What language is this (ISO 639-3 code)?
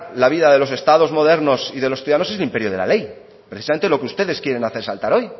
spa